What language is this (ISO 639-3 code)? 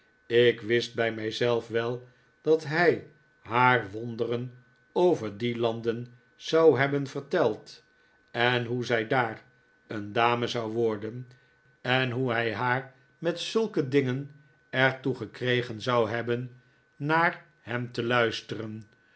nld